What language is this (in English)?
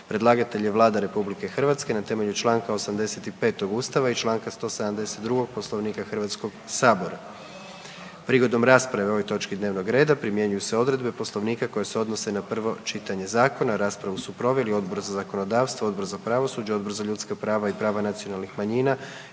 Croatian